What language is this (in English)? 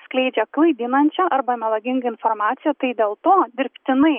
Lithuanian